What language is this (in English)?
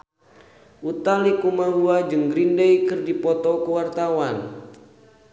Sundanese